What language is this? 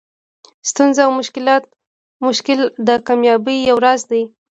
Pashto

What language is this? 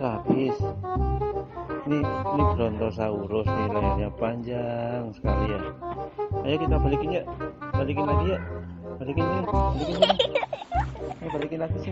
Indonesian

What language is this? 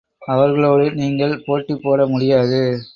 Tamil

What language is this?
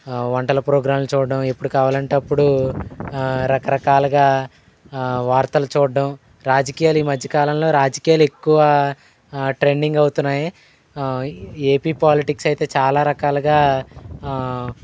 Telugu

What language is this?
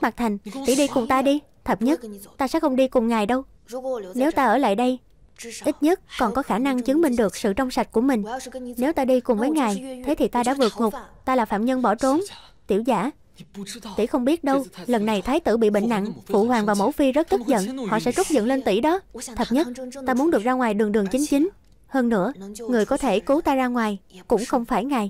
Vietnamese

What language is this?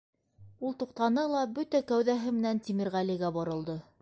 Bashkir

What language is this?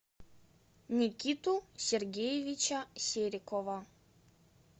Russian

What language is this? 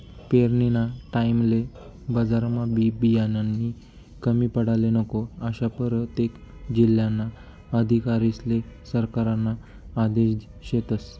Marathi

